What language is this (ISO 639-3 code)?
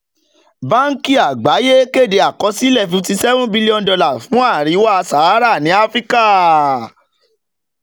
yor